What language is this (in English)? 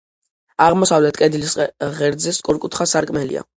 Georgian